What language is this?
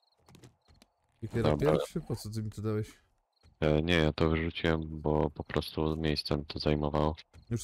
Polish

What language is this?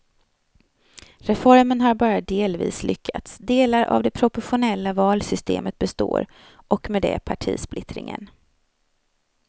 Swedish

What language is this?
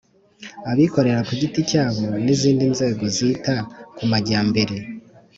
Kinyarwanda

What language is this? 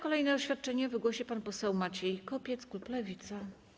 Polish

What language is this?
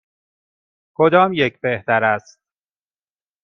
Persian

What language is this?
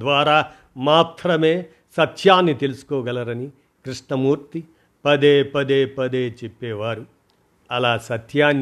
Telugu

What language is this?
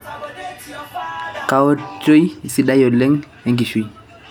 Masai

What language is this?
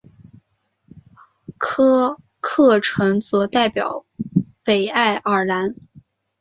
Chinese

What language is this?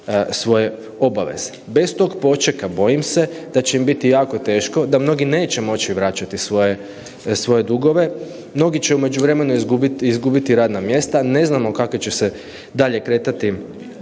Croatian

